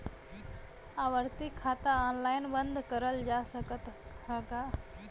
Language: Bhojpuri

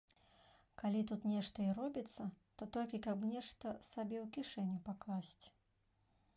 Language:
Belarusian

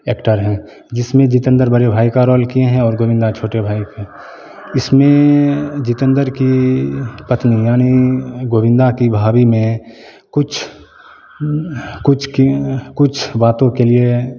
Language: Hindi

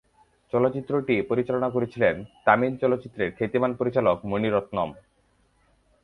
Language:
Bangla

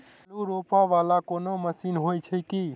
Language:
Maithili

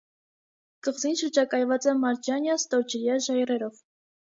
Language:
Armenian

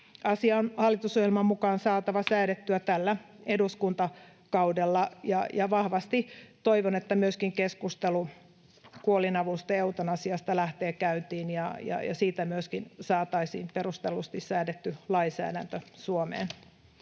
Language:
Finnish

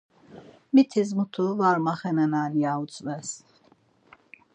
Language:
Laz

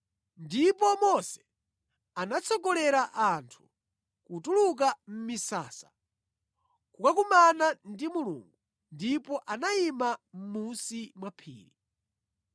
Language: Nyanja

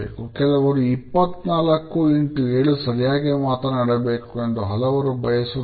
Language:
Kannada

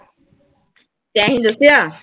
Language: Punjabi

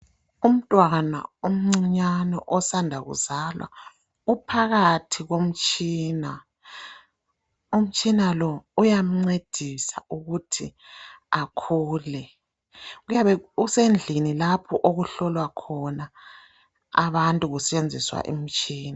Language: North Ndebele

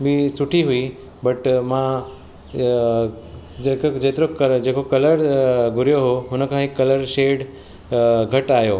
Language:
Sindhi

